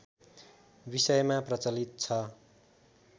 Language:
Nepali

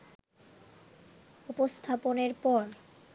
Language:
Bangla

